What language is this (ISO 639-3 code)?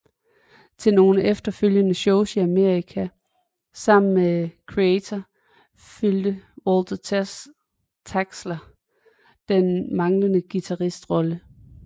dan